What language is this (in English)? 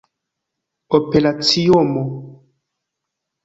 Esperanto